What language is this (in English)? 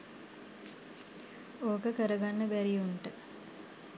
Sinhala